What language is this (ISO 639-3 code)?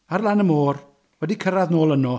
cym